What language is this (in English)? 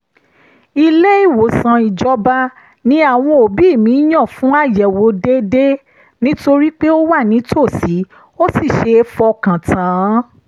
Yoruba